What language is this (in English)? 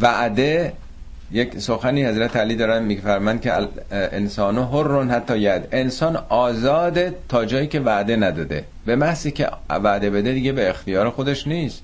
Persian